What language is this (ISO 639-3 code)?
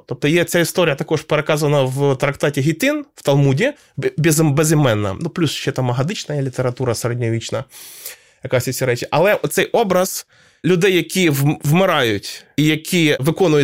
ukr